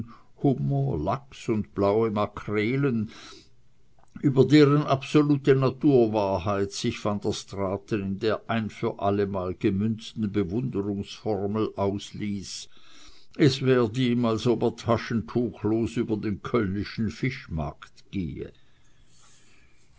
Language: German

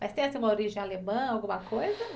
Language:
Portuguese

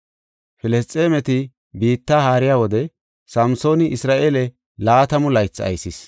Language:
Gofa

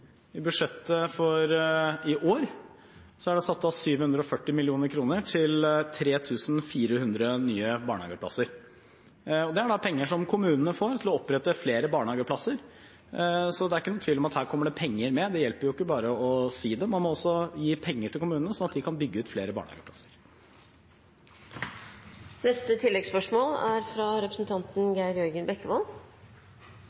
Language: Norwegian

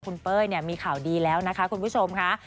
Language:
Thai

